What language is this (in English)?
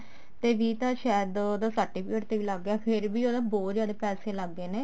Punjabi